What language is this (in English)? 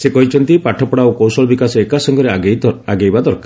Odia